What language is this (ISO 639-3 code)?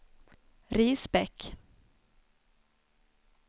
swe